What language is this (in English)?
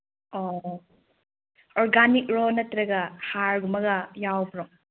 Manipuri